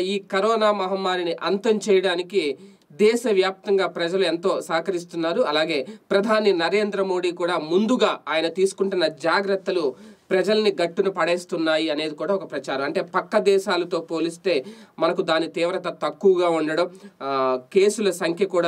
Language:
English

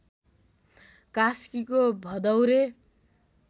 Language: Nepali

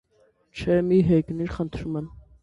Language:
Armenian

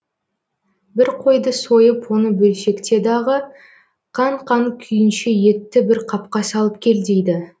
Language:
Kazakh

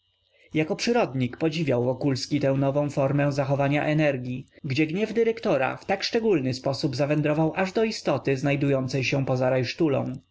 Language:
Polish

